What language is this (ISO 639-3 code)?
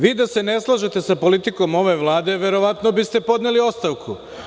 srp